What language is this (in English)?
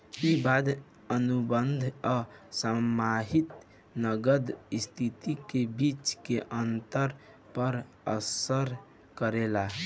Bhojpuri